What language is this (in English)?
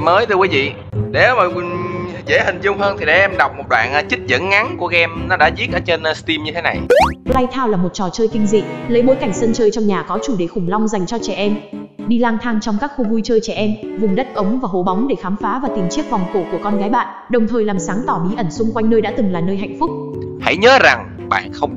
Vietnamese